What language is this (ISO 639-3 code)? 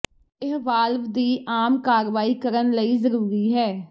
pan